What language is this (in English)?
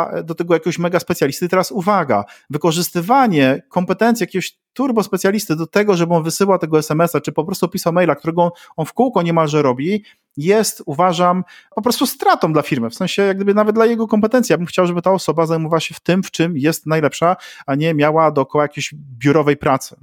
Polish